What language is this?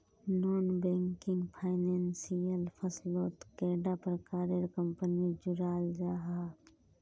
Magahi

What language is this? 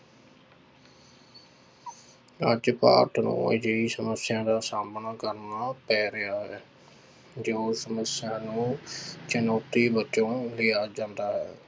Punjabi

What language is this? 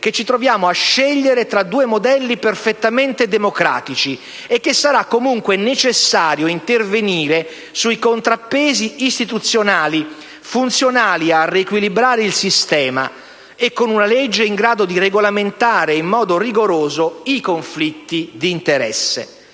Italian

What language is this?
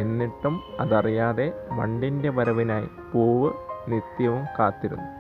Malayalam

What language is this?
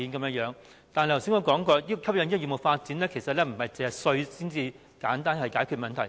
Cantonese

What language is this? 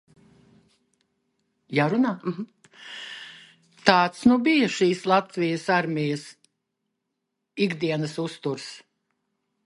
Latvian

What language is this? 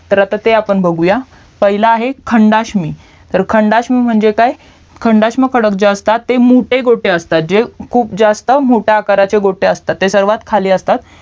Marathi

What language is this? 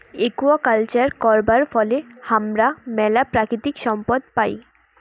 Bangla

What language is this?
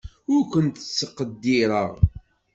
Kabyle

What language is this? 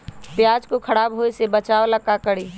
Magahi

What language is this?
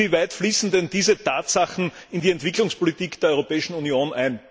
German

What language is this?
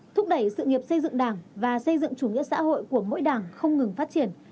Vietnamese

